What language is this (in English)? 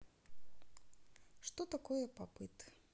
Russian